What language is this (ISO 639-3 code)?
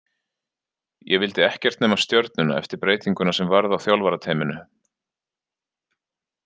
isl